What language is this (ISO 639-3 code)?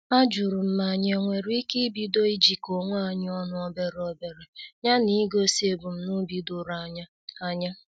ibo